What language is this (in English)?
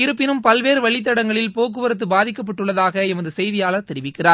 Tamil